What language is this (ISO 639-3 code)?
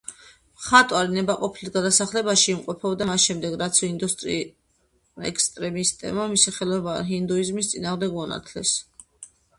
kat